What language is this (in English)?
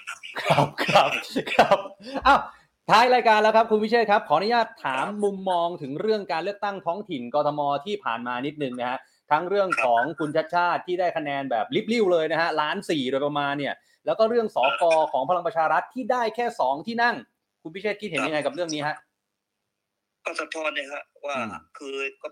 Thai